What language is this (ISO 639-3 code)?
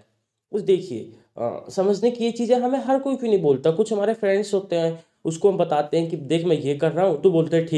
hin